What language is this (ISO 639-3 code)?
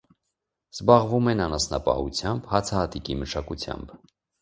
hye